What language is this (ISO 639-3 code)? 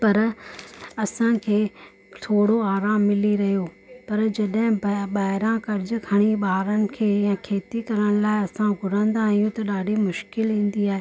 snd